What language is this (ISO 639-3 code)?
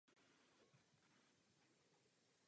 ces